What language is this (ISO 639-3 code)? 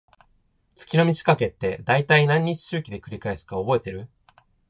jpn